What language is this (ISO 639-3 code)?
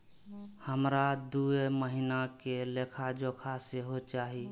mai